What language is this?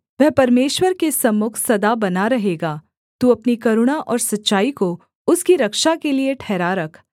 Hindi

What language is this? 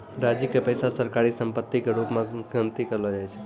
Maithili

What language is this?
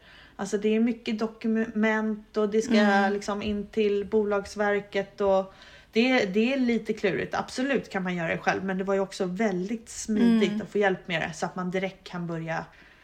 Swedish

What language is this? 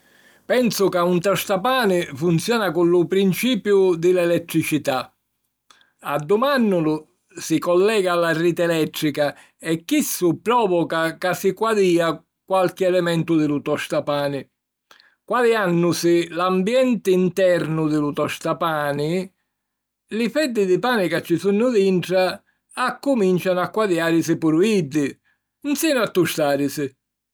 Sicilian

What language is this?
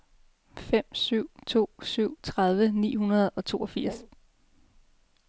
Danish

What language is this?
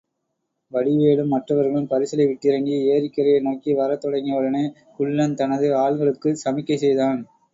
Tamil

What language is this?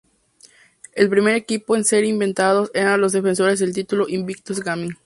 Spanish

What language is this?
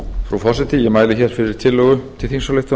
Icelandic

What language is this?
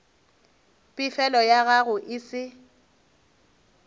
Northern Sotho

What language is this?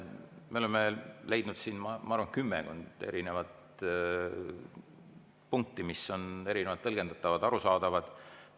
Estonian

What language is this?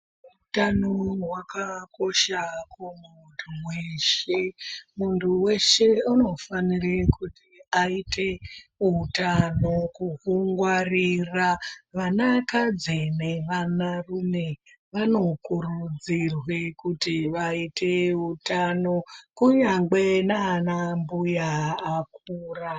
Ndau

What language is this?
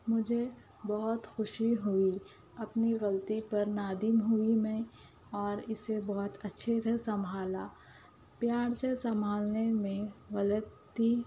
Urdu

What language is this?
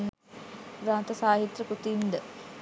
Sinhala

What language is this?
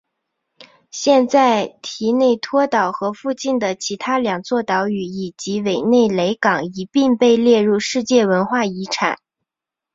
Chinese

